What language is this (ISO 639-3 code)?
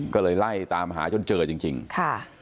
tha